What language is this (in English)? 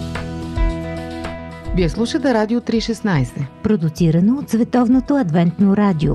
Bulgarian